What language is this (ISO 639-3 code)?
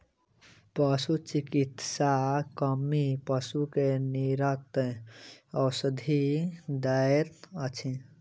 mai